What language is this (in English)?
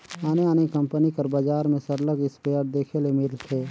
Chhattisgarhi